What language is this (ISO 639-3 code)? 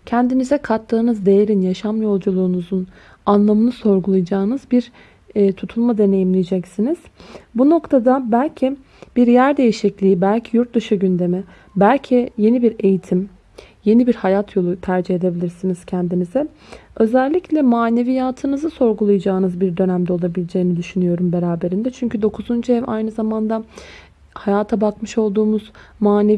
tur